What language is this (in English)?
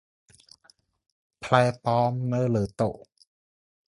Khmer